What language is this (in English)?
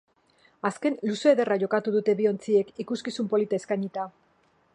Basque